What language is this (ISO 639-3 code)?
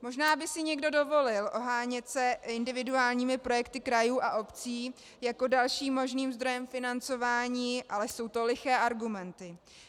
ces